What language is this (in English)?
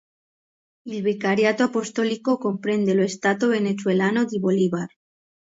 Italian